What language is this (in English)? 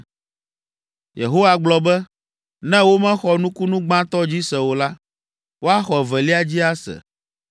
Ewe